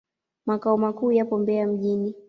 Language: Swahili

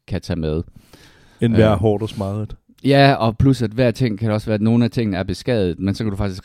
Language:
Danish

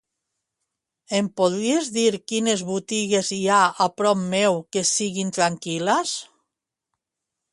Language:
Catalan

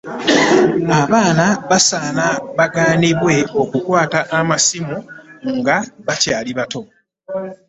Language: Ganda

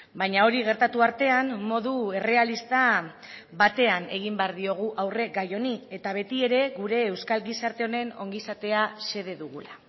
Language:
Basque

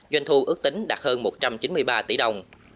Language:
Vietnamese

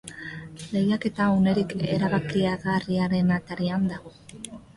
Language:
Basque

